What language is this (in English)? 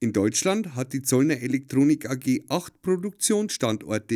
German